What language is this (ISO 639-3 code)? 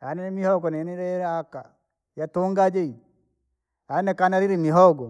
lag